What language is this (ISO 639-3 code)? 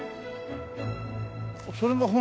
jpn